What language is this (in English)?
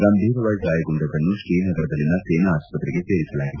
Kannada